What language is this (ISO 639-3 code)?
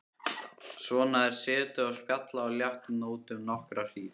isl